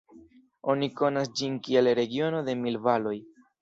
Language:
Esperanto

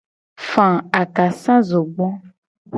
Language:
Gen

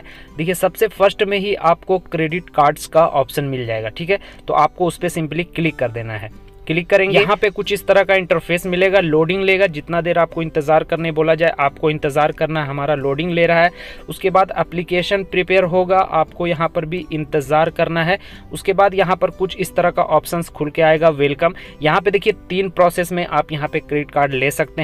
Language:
Hindi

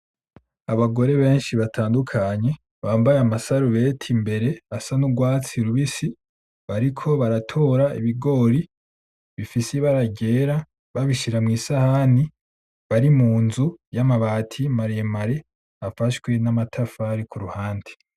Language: Rundi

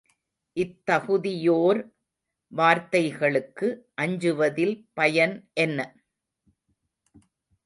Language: Tamil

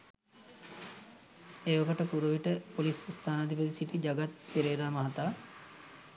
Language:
Sinhala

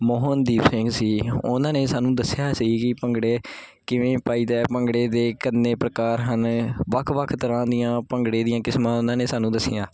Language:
Punjabi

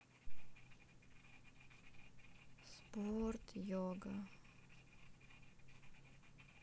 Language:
Russian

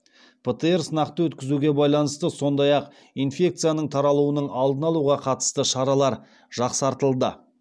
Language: Kazakh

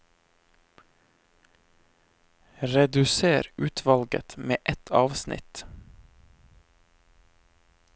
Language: Norwegian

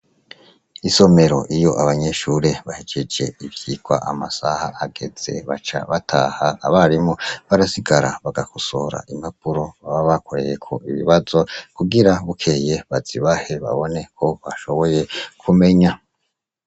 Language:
Rundi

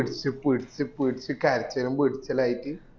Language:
Malayalam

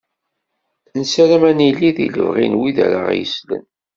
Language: Kabyle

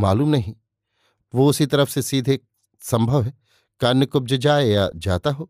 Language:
Hindi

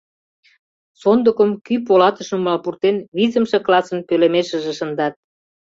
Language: Mari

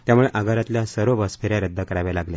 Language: Marathi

